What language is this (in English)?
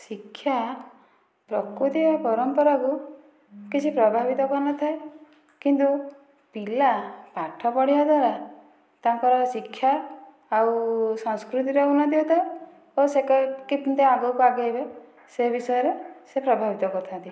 Odia